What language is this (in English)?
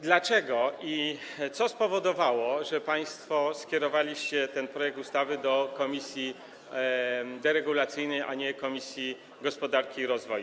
Polish